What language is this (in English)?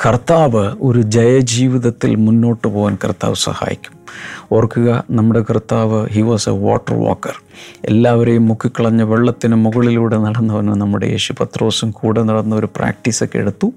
Malayalam